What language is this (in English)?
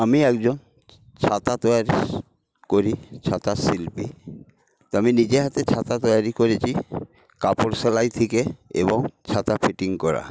Bangla